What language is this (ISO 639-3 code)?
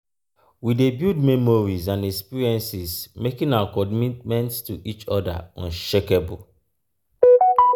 pcm